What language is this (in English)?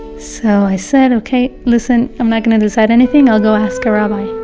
English